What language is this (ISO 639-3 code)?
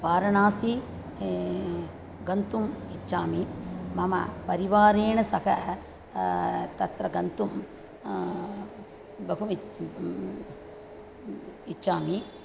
san